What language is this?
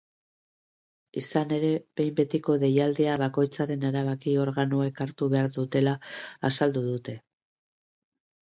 Basque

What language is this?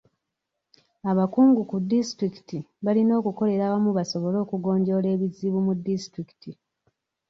Ganda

